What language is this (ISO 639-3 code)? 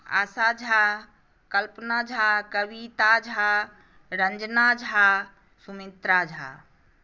mai